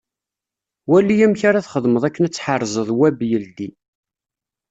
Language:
Kabyle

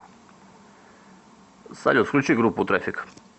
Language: Russian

